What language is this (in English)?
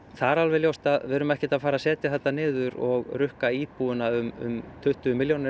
Icelandic